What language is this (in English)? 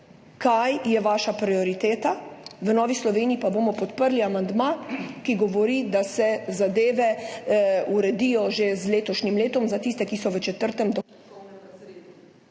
Slovenian